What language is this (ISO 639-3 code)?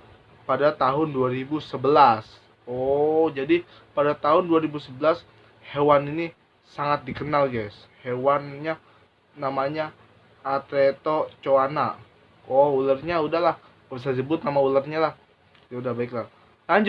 ind